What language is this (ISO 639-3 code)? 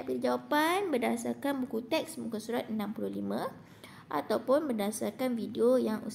msa